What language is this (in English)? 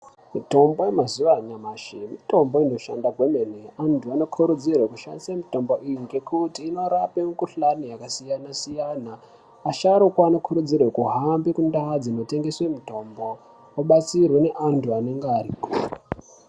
Ndau